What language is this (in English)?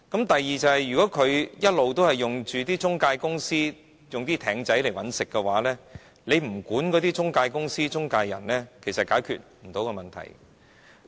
Cantonese